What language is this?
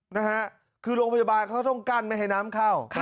Thai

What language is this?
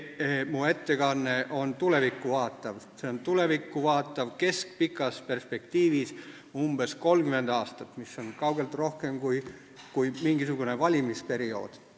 Estonian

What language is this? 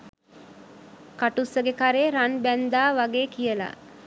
Sinhala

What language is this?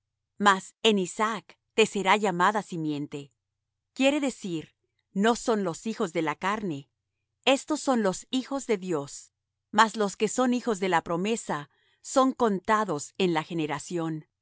Spanish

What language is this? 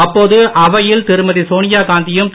Tamil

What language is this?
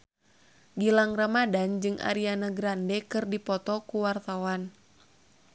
Sundanese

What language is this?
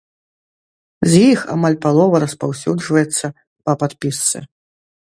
Belarusian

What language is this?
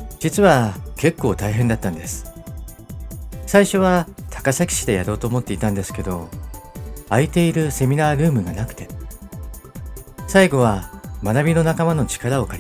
Japanese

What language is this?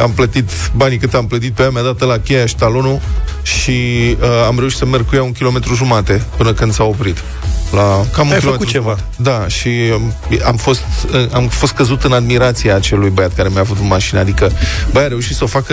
Romanian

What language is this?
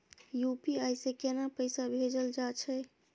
Maithili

